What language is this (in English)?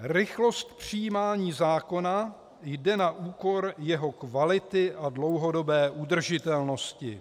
Czech